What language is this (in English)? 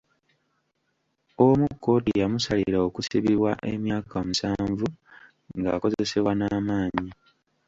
Ganda